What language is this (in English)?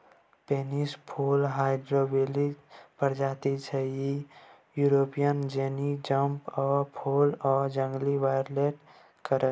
Maithili